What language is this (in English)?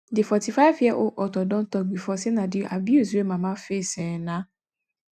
Nigerian Pidgin